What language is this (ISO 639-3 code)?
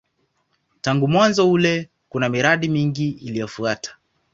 swa